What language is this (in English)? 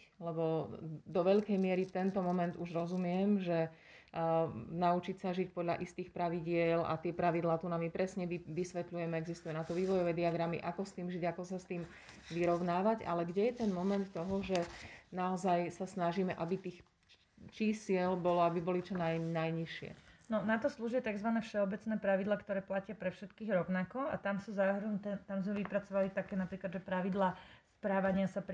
Slovak